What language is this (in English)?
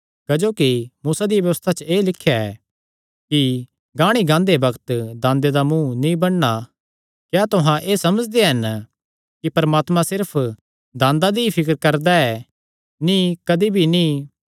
Kangri